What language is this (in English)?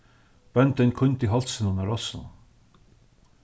Faroese